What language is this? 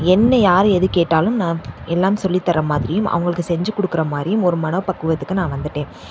Tamil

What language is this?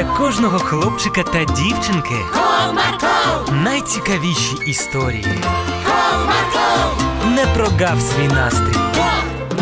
Ukrainian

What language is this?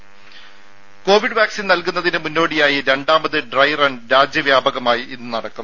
Malayalam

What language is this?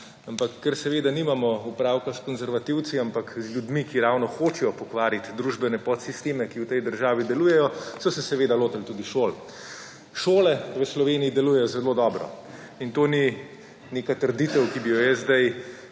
Slovenian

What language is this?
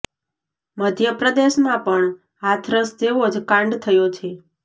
Gujarati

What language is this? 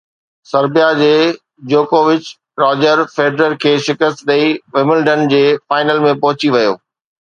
Sindhi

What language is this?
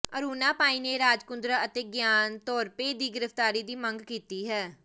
Punjabi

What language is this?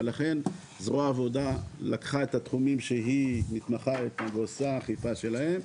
Hebrew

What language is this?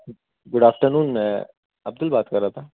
Urdu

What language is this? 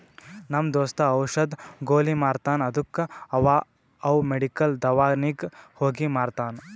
Kannada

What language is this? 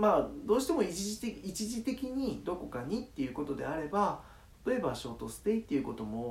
Japanese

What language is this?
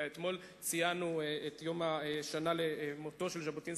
Hebrew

